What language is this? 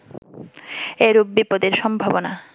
Bangla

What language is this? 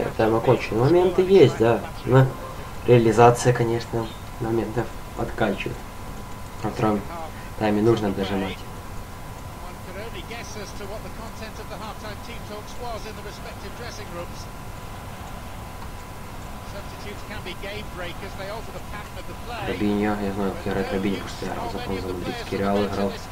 Russian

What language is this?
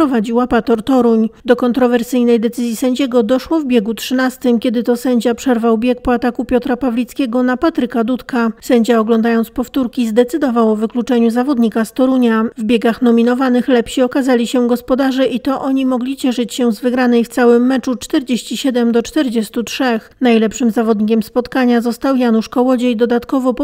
Polish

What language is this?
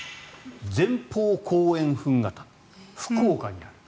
Japanese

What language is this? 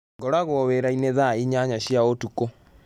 Kikuyu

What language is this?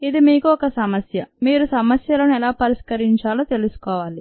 Telugu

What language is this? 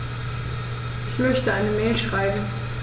German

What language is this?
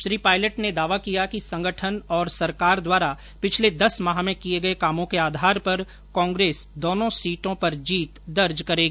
Hindi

